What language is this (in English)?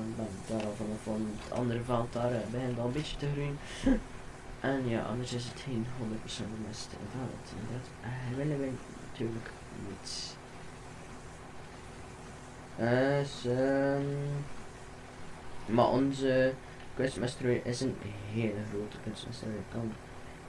Dutch